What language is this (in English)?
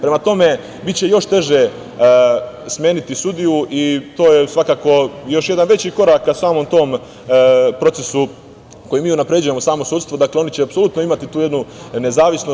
Serbian